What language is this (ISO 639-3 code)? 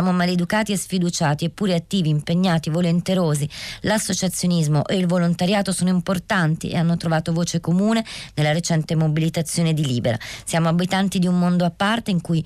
ita